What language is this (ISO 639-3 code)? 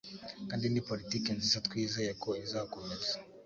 kin